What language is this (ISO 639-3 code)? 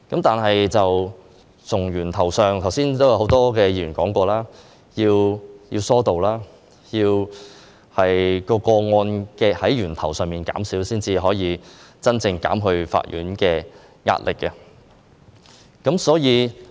yue